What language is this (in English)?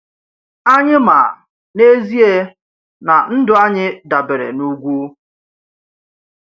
Igbo